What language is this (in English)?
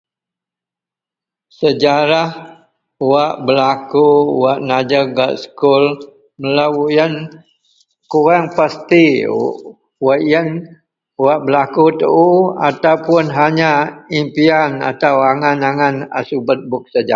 Central Melanau